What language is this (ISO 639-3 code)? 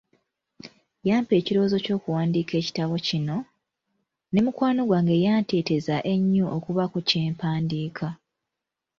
lug